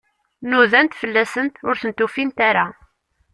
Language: Kabyle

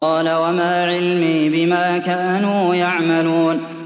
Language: Arabic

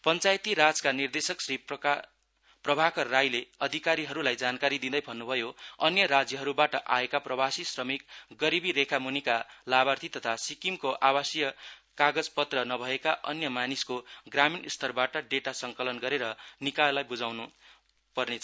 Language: Nepali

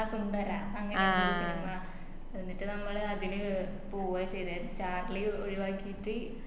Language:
Malayalam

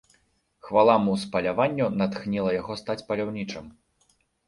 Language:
Belarusian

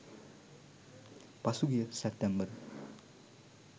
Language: Sinhala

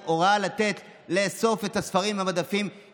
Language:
Hebrew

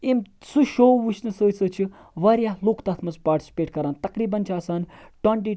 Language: Kashmiri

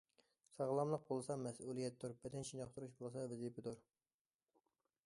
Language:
Uyghur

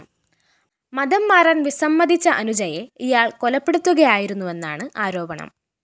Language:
Malayalam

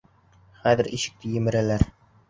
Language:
Bashkir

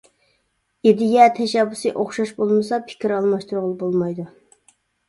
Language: Uyghur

